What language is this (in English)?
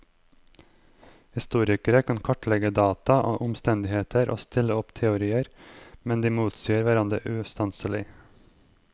Norwegian